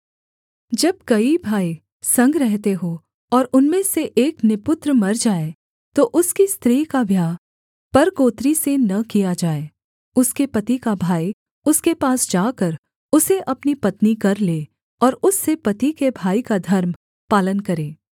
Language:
Hindi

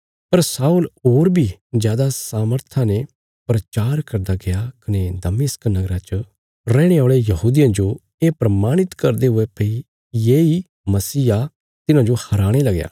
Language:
Bilaspuri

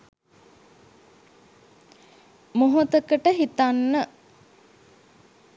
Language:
Sinhala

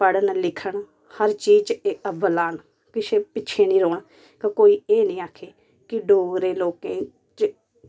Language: Dogri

